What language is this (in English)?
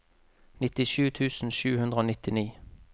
Norwegian